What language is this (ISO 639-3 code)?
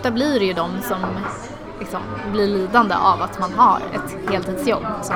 swe